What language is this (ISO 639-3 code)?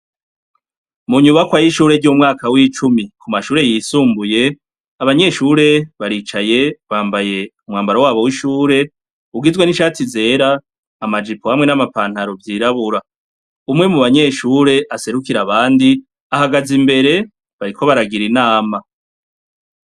run